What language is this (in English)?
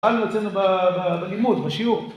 Hebrew